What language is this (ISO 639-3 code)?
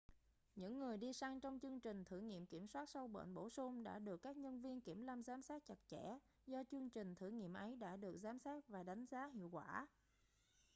vie